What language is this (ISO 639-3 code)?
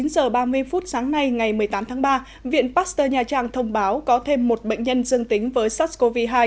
vie